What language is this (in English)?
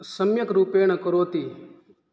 Sanskrit